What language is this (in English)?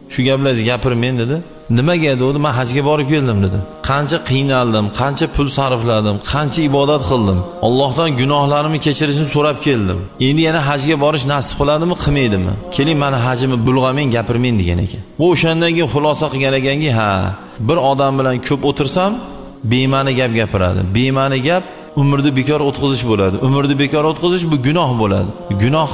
Turkish